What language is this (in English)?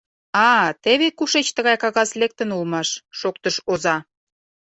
Mari